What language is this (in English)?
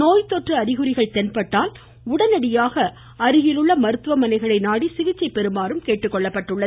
Tamil